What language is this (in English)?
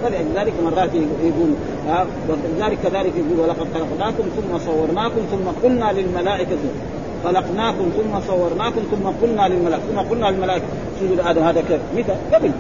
Arabic